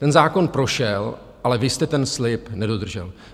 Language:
Czech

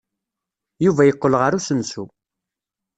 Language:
Kabyle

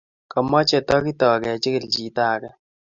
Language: Kalenjin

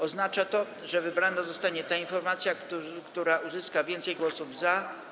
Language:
Polish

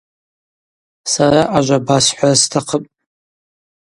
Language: Abaza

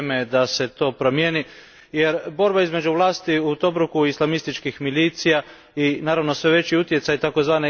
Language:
Croatian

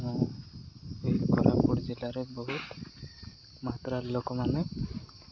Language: Odia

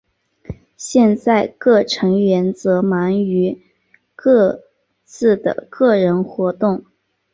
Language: Chinese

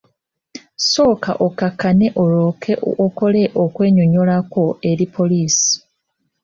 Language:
Ganda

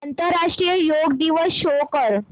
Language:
Marathi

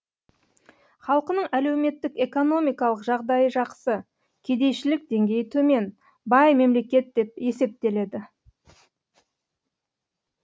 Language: Kazakh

